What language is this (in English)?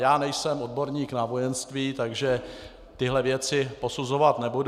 Czech